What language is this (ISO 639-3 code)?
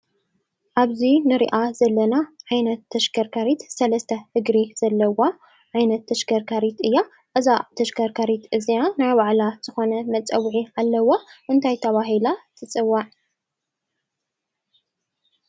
tir